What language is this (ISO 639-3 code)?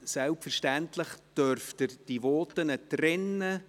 gsw